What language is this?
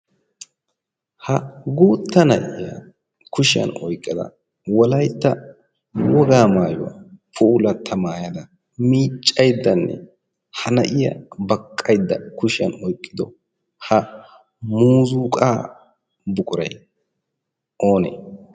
Wolaytta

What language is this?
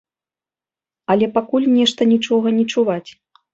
Belarusian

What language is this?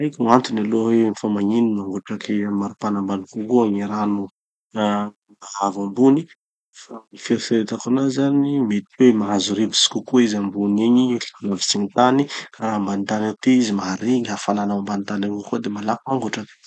Tanosy Malagasy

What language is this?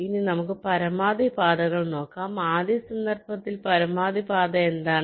Malayalam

